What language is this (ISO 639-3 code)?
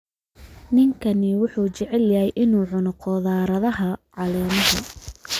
som